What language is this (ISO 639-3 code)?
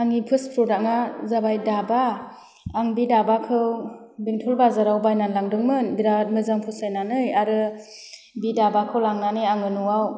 brx